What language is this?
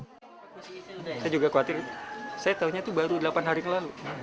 Indonesian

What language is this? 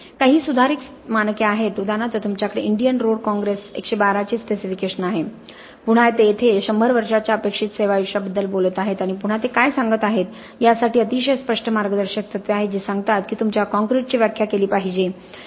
Marathi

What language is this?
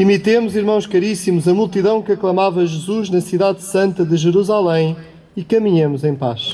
Portuguese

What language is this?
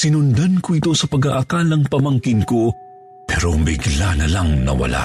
Filipino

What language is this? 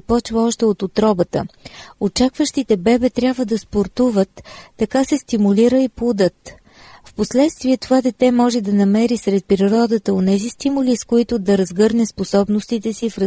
Bulgarian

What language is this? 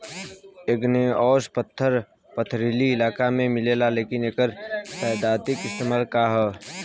Bhojpuri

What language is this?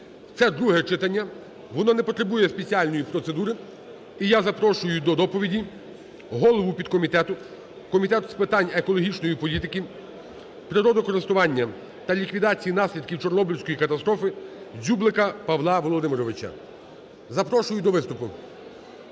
Ukrainian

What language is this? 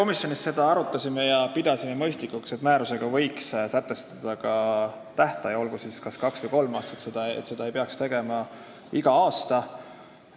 Estonian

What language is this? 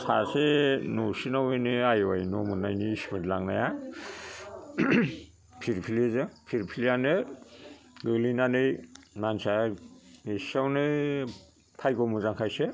Bodo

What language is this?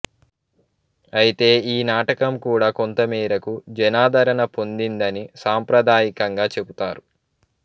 Telugu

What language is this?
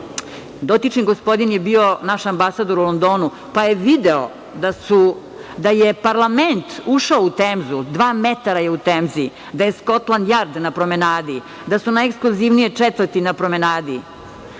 Serbian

